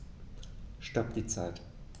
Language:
German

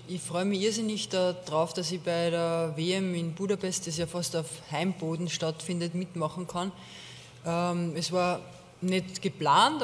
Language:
German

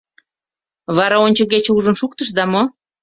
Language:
Mari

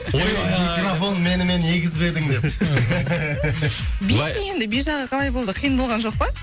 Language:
Kazakh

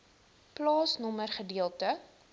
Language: Afrikaans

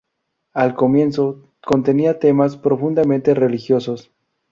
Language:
Spanish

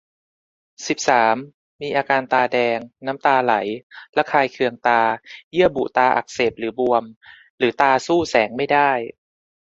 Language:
Thai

